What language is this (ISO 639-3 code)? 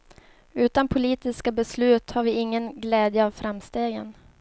swe